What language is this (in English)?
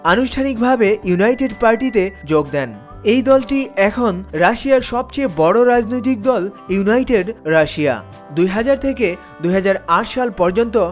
Bangla